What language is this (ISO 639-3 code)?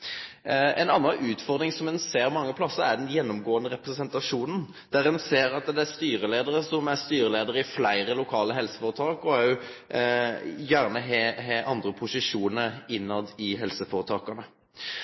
nno